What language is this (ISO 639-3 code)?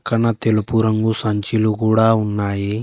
tel